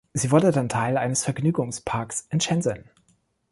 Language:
German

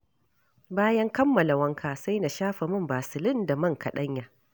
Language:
Hausa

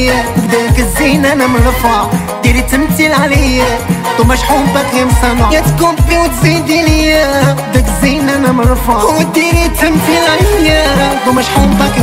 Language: Arabic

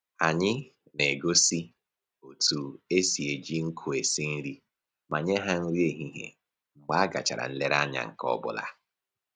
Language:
Igbo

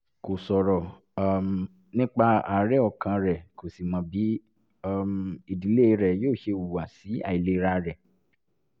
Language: Yoruba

